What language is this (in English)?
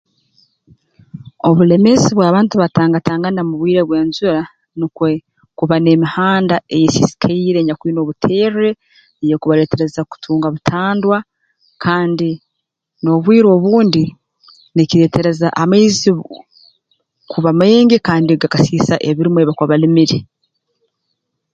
Tooro